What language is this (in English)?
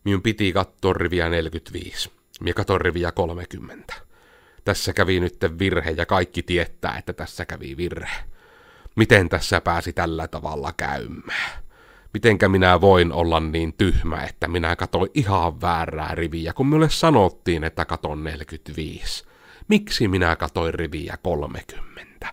Finnish